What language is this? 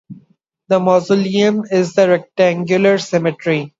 English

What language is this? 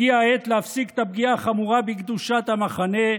Hebrew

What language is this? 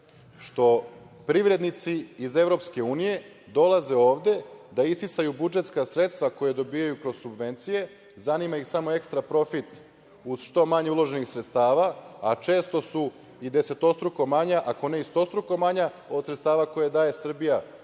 Serbian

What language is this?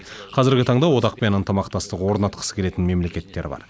Kazakh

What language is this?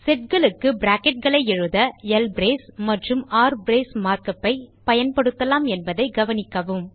Tamil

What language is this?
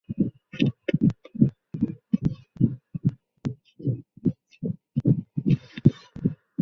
Chinese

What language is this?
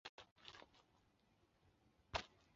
Chinese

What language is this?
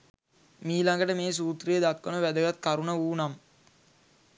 Sinhala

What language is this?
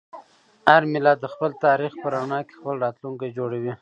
Pashto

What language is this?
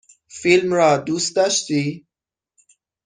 Persian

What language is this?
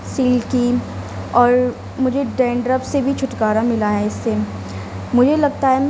Urdu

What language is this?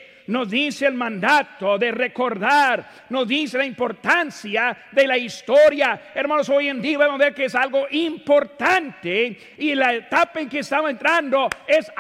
Spanish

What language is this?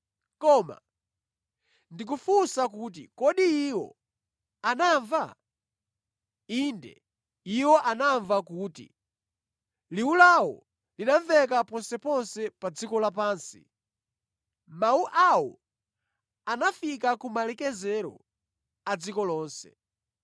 Nyanja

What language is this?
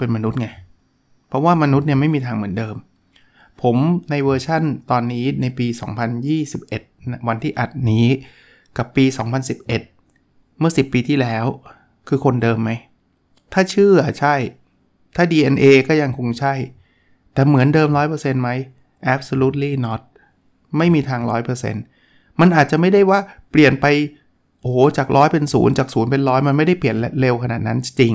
Thai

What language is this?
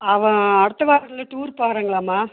Tamil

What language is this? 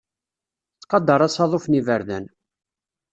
Kabyle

